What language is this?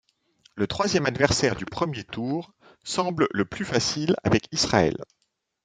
French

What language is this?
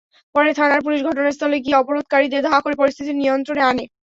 Bangla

